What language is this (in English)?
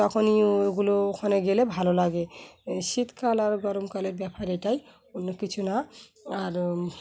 Bangla